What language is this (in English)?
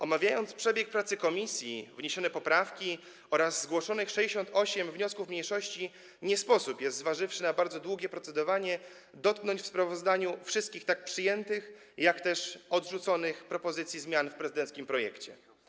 Polish